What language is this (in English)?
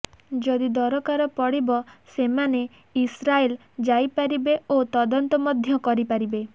Odia